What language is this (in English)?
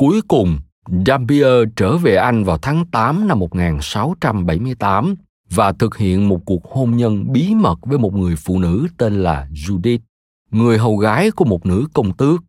Vietnamese